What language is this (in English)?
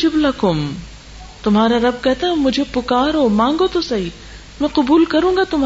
Urdu